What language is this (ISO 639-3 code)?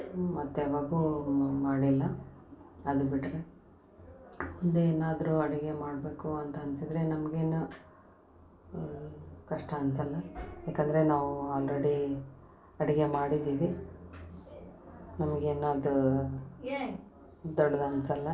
kan